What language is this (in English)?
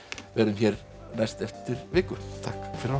Icelandic